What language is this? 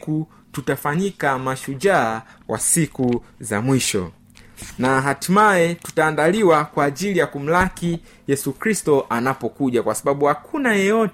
Swahili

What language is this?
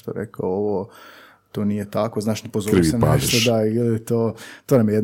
Croatian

